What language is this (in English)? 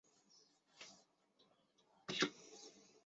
Chinese